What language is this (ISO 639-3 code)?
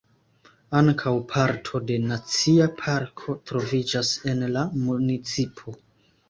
epo